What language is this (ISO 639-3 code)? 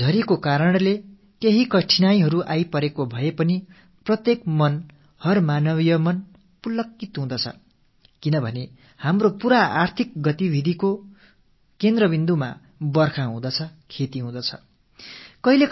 tam